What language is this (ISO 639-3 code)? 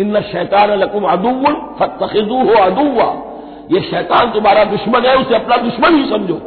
hin